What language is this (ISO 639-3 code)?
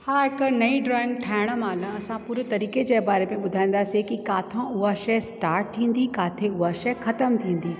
snd